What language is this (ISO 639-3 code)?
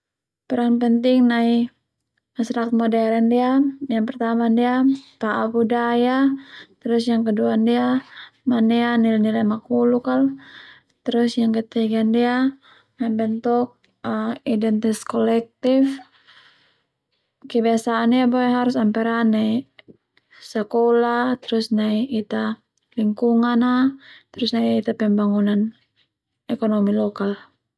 twu